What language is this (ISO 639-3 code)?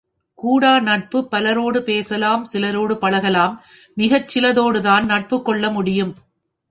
tam